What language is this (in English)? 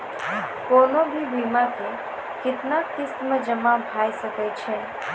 Maithili